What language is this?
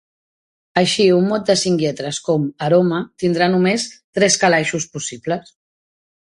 Catalan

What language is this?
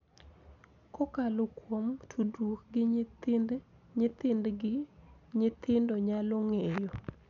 Luo (Kenya and Tanzania)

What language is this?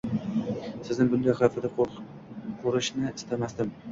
Uzbek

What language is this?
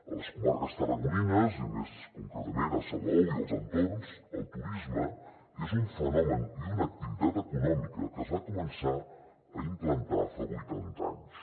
Catalan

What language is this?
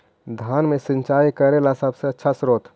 Magahi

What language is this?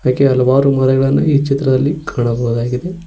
Kannada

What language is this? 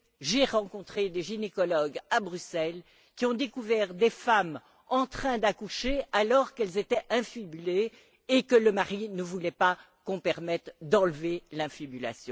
French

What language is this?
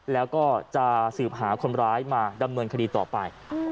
Thai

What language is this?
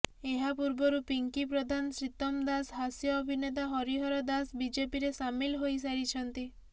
Odia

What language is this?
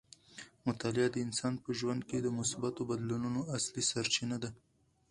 Pashto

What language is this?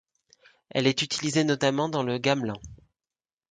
French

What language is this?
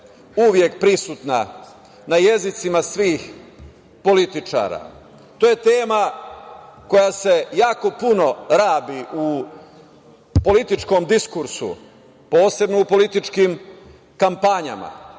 Serbian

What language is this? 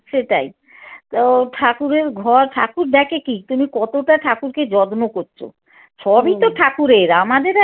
Bangla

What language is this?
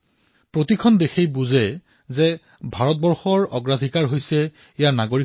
Assamese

